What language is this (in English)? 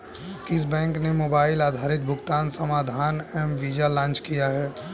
Hindi